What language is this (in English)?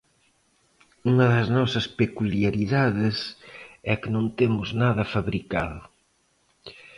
Galician